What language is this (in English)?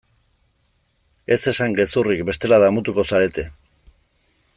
Basque